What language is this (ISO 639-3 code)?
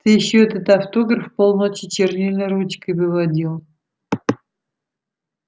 rus